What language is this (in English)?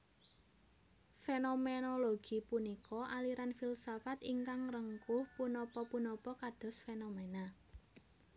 Javanese